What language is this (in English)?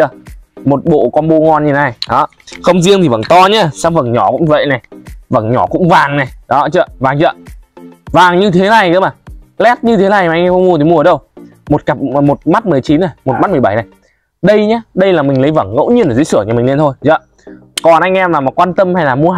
Vietnamese